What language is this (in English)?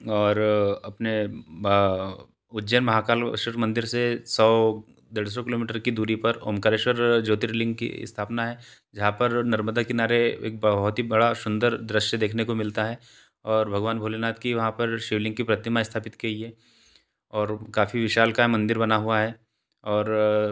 Hindi